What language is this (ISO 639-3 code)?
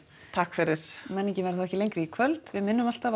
isl